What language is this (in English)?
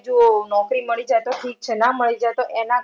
Gujarati